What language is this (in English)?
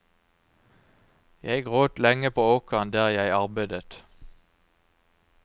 Norwegian